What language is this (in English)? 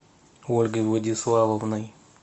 Russian